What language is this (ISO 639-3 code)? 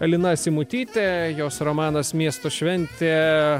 lit